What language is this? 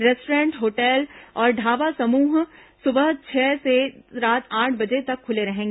Hindi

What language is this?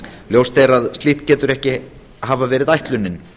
Icelandic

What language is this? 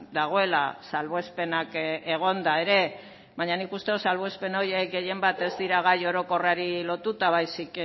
Basque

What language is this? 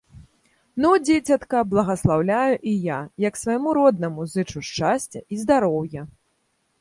Belarusian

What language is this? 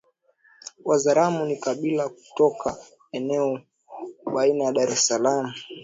Swahili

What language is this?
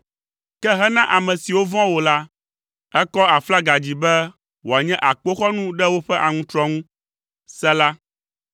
Ewe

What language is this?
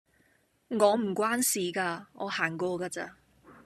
Cantonese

